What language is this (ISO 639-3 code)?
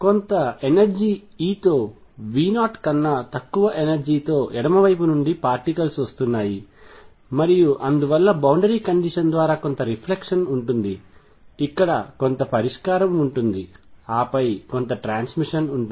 tel